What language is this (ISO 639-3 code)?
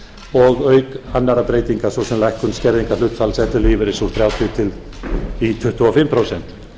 isl